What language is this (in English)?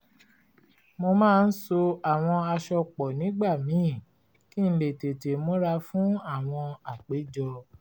Yoruba